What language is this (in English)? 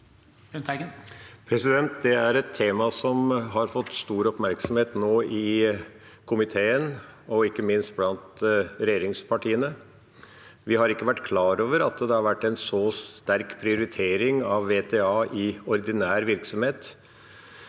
Norwegian